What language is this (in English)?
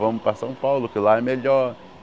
Portuguese